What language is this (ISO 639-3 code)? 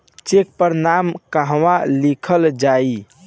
bho